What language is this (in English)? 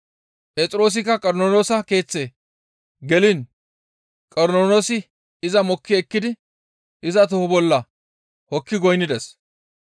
Gamo